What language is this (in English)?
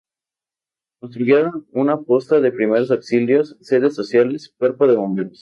Spanish